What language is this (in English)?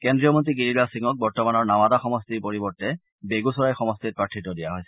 Assamese